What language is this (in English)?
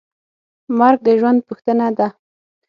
Pashto